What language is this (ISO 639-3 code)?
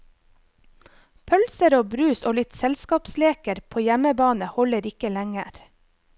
nor